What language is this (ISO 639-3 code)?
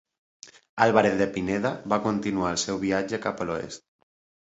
cat